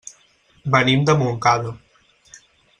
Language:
Catalan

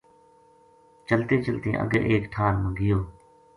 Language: Gujari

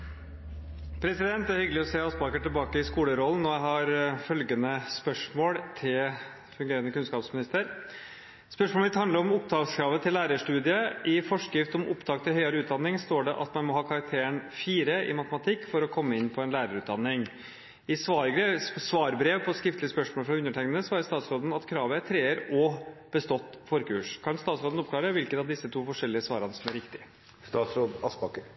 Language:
Norwegian Bokmål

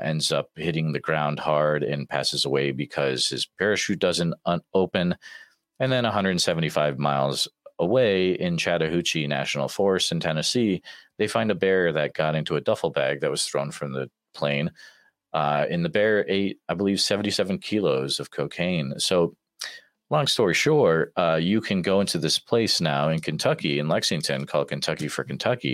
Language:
English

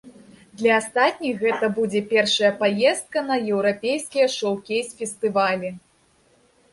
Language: Belarusian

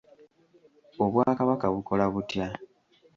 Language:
Ganda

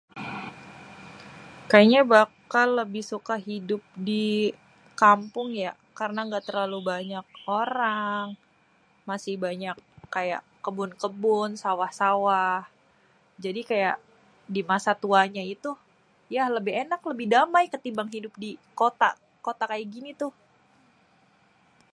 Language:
Betawi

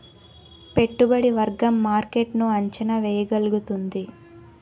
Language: Telugu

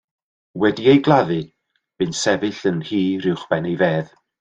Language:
Welsh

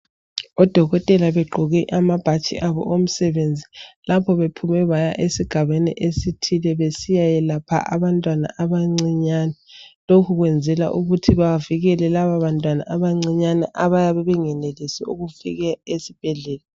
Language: North Ndebele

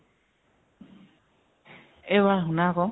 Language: Assamese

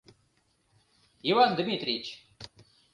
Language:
Mari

